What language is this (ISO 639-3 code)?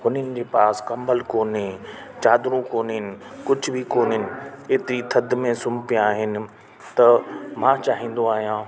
snd